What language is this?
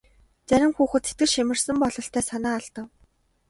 Mongolian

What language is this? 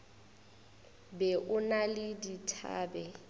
Northern Sotho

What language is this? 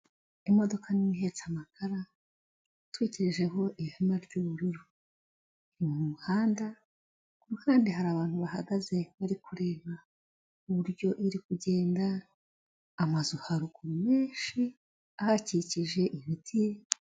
Kinyarwanda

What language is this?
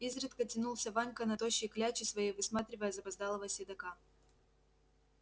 Russian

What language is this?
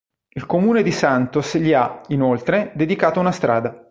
Italian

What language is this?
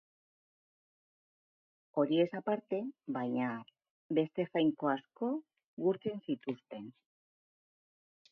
Basque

